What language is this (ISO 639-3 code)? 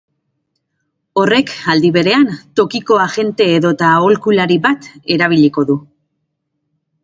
eus